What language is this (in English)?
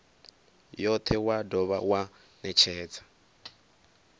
Venda